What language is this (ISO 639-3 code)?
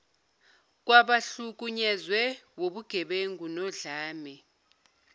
zul